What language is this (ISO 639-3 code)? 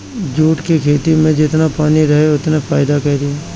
bho